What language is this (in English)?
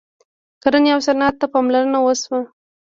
Pashto